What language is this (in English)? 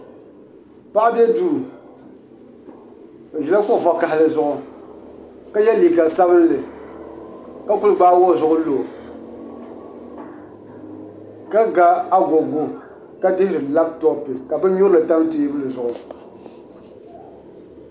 Dagbani